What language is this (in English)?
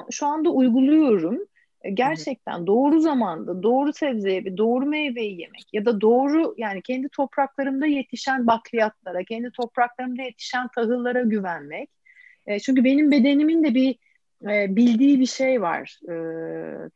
Turkish